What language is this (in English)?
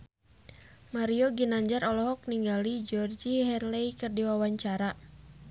Sundanese